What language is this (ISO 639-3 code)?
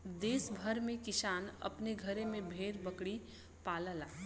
bho